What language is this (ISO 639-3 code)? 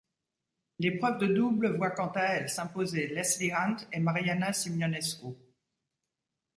fra